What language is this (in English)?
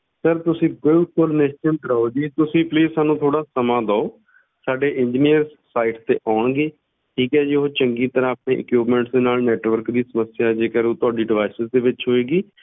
Punjabi